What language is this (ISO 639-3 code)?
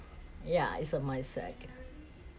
eng